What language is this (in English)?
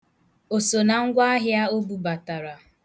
Igbo